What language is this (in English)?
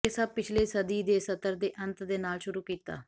Punjabi